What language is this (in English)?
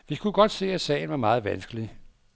Danish